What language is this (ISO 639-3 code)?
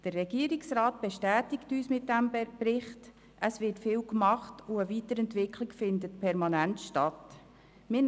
gsw